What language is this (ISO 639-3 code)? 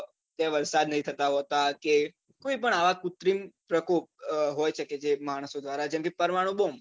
guj